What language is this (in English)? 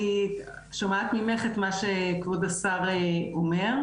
Hebrew